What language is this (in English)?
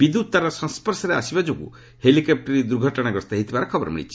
Odia